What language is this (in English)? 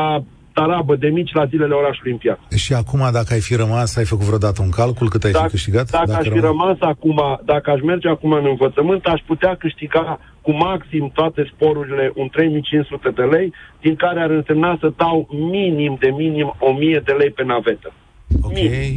Romanian